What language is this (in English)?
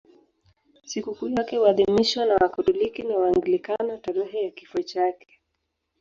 Swahili